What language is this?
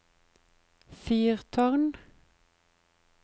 Norwegian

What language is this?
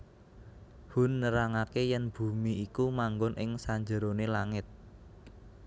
Javanese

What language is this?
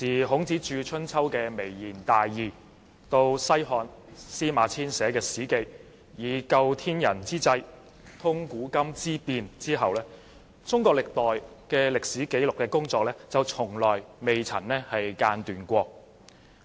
Cantonese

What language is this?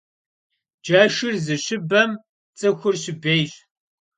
Kabardian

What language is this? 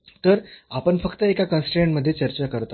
Marathi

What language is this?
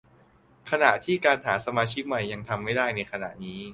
Thai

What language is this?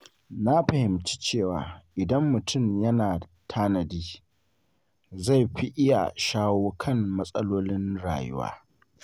Hausa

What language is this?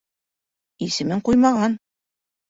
Bashkir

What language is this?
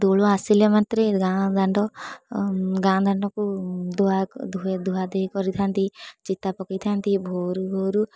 Odia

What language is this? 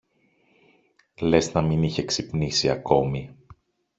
Greek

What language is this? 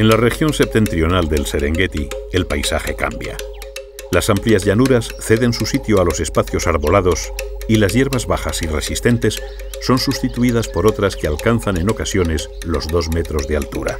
Spanish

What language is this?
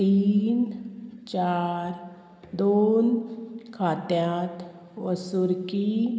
Konkani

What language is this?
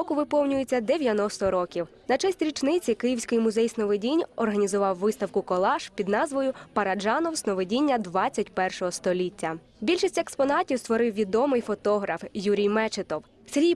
Ukrainian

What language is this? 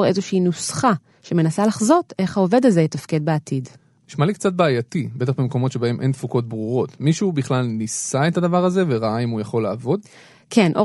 Hebrew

